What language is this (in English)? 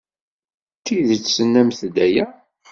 Kabyle